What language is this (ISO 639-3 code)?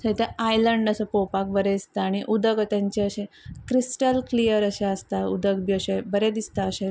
kok